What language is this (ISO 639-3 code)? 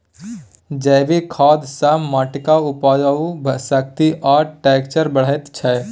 mai